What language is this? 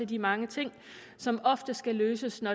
Danish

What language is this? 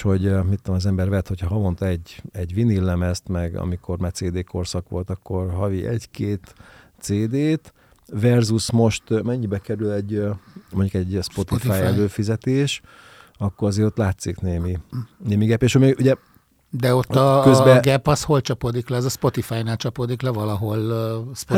Hungarian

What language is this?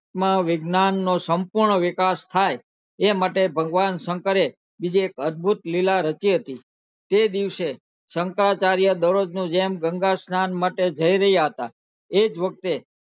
Gujarati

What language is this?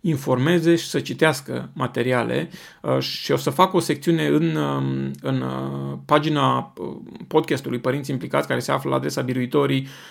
Romanian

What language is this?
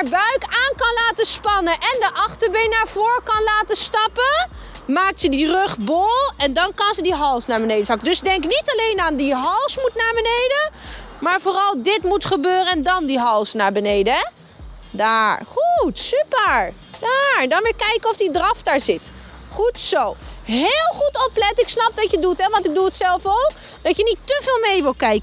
Dutch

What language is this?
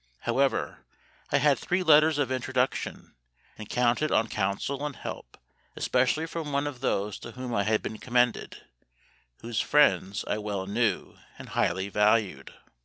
English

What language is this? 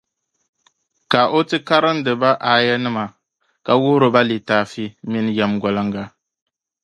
Dagbani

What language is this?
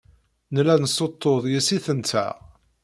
Kabyle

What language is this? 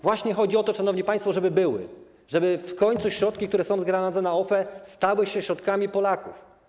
Polish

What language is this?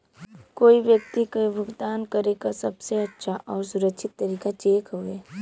Bhojpuri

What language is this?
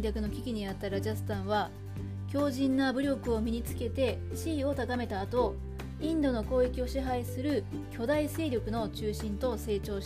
Japanese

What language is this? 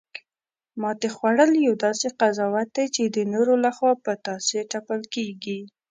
Pashto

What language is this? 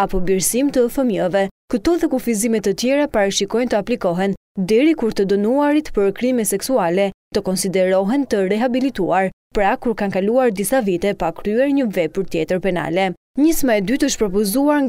Turkish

